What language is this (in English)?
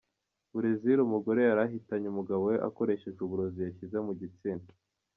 Kinyarwanda